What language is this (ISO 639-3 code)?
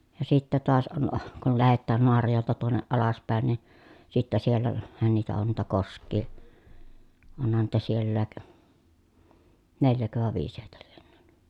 fin